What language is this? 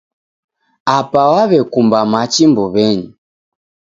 Taita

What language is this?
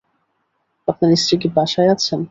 Bangla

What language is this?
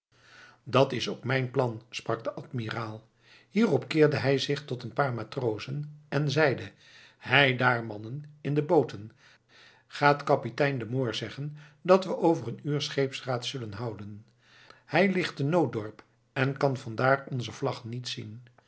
Dutch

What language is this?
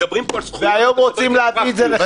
Hebrew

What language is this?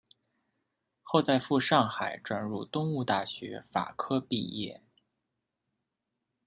Chinese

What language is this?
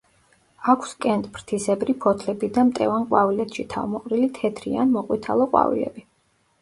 Georgian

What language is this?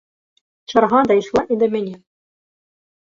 Belarusian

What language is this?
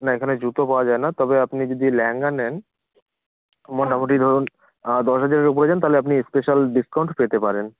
Bangla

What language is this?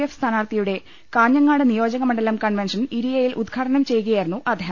Malayalam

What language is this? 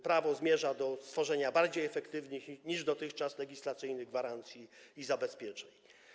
Polish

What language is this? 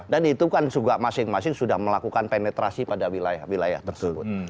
Indonesian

